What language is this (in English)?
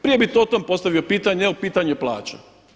Croatian